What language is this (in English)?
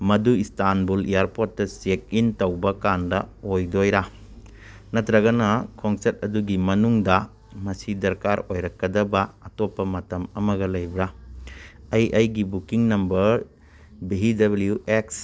Manipuri